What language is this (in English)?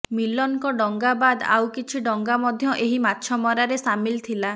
Odia